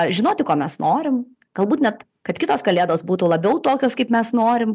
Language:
Lithuanian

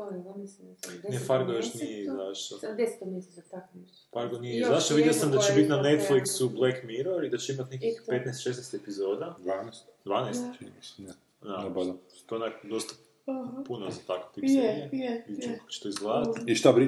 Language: Croatian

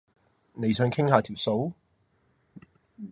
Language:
Cantonese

